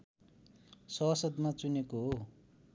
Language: Nepali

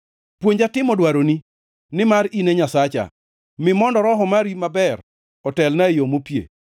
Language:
Luo (Kenya and Tanzania)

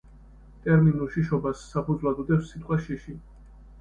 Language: Georgian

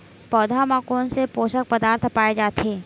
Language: Chhattisgarhi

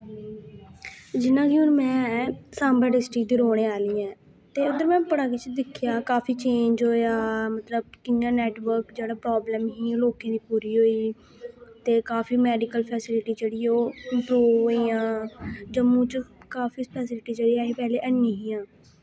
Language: Dogri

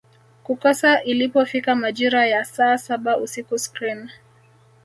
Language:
Swahili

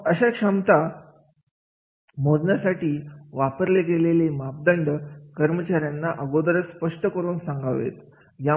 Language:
Marathi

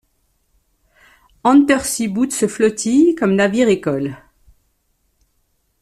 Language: French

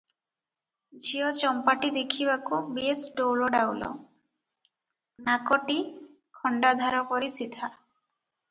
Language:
Odia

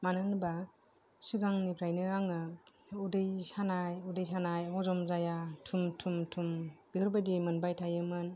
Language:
Bodo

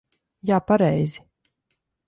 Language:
Latvian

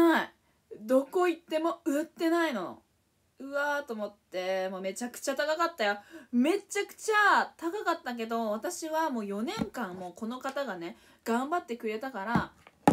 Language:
Japanese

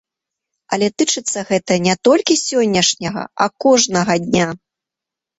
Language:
Belarusian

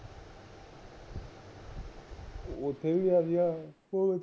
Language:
Punjabi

